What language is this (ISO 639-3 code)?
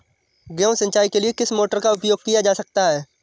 hin